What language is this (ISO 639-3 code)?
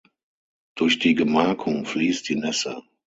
deu